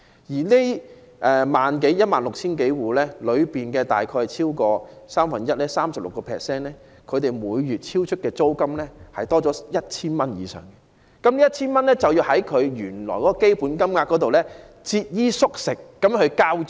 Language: Cantonese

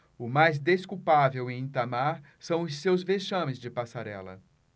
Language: Portuguese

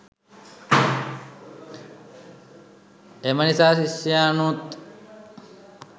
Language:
Sinhala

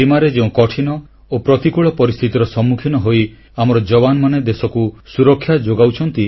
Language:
Odia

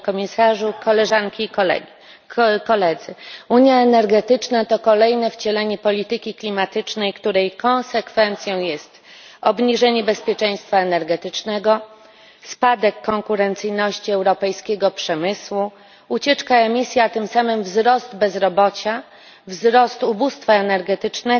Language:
Polish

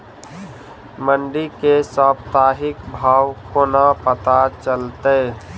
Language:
Maithili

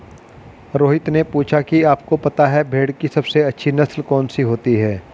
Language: Hindi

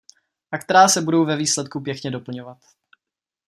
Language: Czech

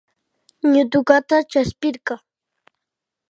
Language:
Imbabura Highland Quichua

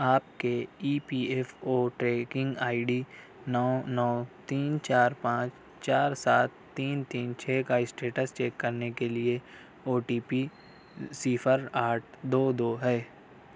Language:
Urdu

